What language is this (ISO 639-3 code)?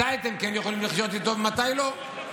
heb